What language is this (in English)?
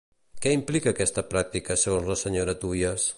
Catalan